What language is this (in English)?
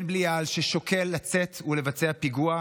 Hebrew